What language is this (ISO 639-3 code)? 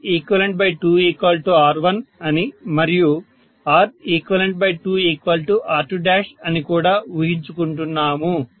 tel